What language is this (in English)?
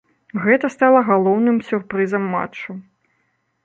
Belarusian